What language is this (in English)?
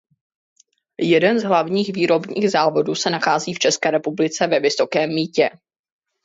Czech